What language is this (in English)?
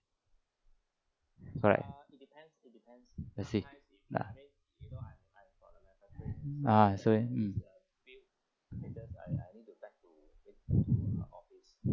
English